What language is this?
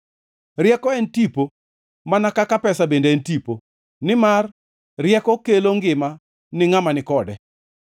Luo (Kenya and Tanzania)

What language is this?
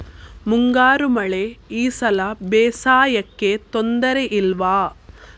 Kannada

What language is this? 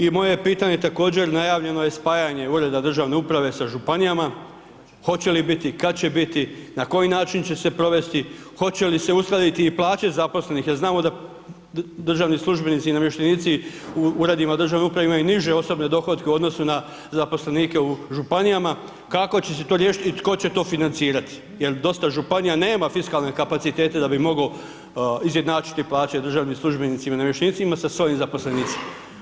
Croatian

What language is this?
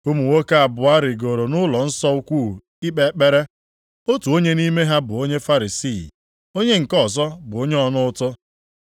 Igbo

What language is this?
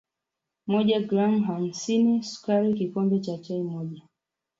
Swahili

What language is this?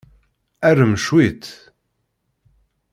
Kabyle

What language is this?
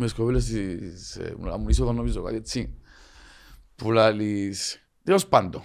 Greek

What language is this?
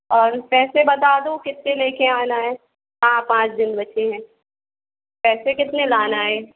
Hindi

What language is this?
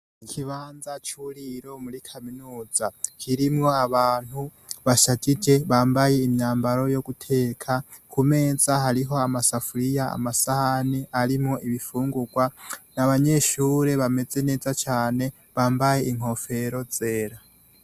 Rundi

